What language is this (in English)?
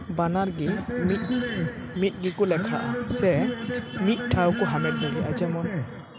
Santali